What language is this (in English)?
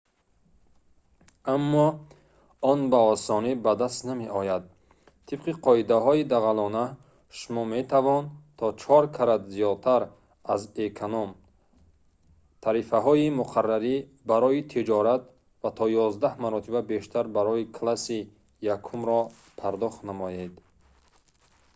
Tajik